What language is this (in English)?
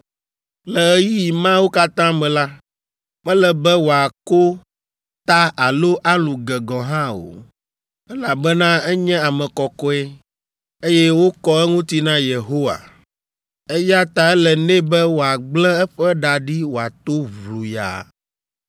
Ewe